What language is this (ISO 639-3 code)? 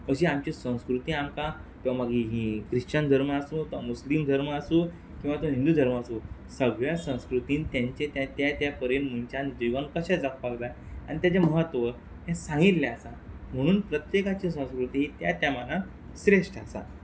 kok